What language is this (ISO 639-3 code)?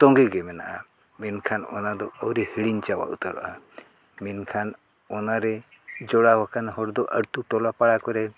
sat